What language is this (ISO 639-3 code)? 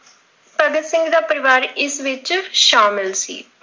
pan